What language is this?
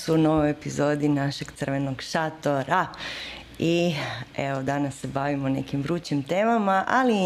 Croatian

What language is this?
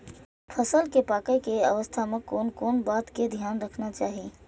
Maithili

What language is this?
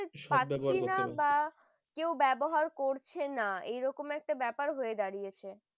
Bangla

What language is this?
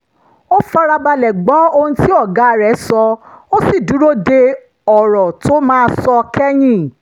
Yoruba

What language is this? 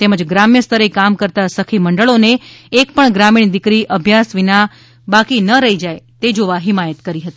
Gujarati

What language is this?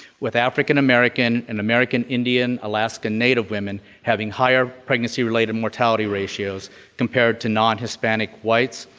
English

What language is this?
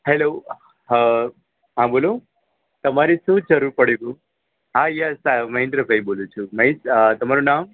Gujarati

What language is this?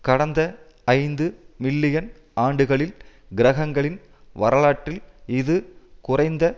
Tamil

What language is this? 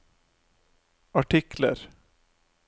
Norwegian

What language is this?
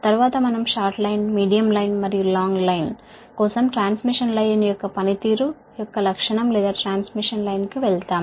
Telugu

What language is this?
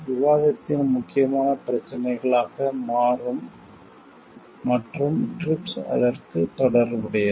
Tamil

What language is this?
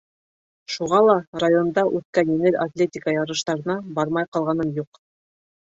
Bashkir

